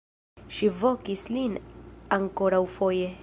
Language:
Esperanto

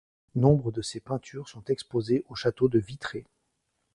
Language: French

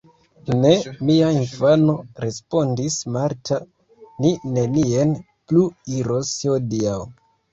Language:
Esperanto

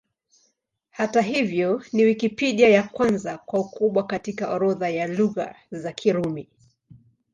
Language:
Swahili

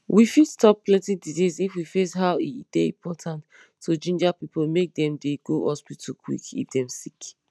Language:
Nigerian Pidgin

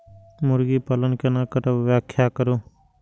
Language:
Maithili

